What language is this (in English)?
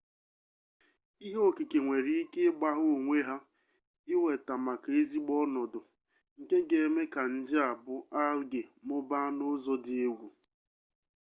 Igbo